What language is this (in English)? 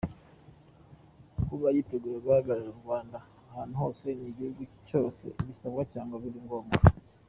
Kinyarwanda